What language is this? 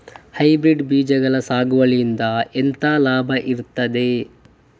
Kannada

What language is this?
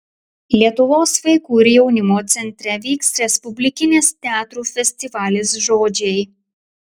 Lithuanian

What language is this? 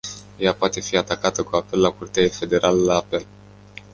Romanian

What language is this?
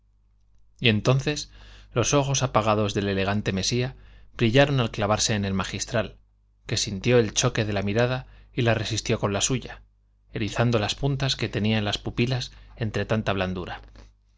Spanish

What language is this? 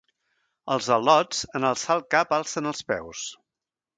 Catalan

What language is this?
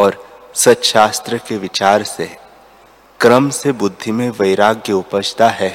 Hindi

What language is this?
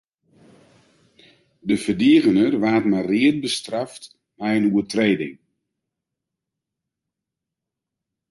Western Frisian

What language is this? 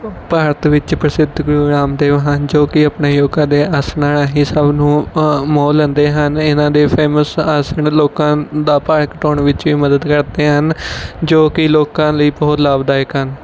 Punjabi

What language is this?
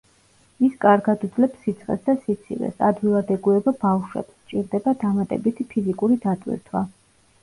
Georgian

